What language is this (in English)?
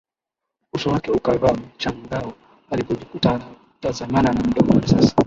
Swahili